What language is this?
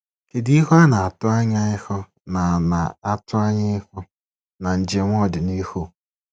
Igbo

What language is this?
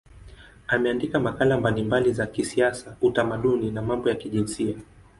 Swahili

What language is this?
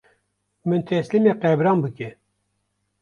Kurdish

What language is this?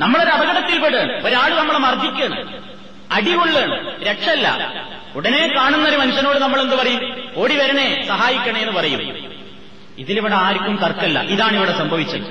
Malayalam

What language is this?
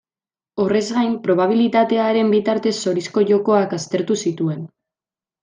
Basque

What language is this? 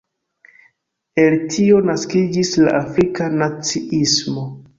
Esperanto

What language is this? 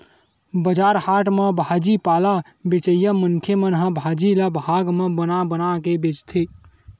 Chhattisgarhi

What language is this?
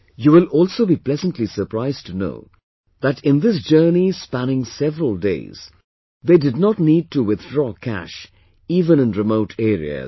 English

